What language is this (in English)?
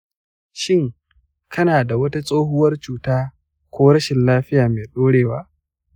Hausa